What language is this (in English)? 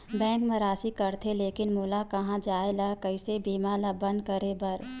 Chhattisgarhi